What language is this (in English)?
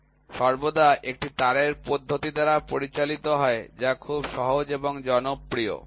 Bangla